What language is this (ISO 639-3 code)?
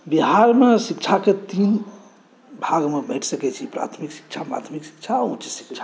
mai